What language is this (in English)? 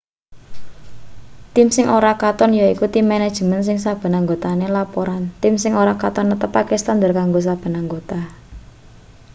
Javanese